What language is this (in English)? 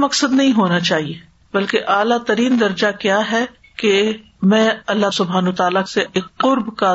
Urdu